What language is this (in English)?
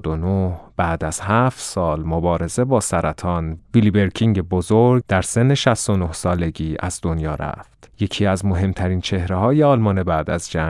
Persian